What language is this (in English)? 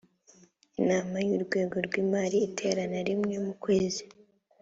Kinyarwanda